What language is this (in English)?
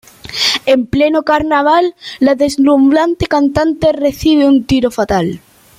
Spanish